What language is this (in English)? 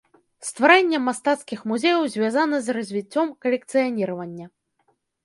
Belarusian